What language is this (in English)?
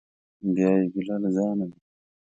Pashto